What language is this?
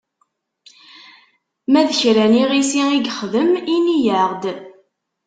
Kabyle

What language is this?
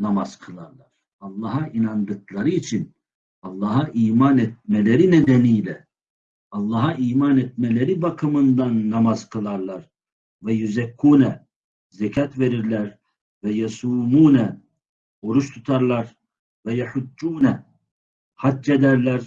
Turkish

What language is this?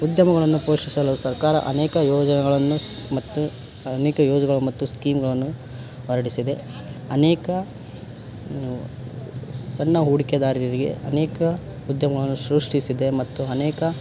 Kannada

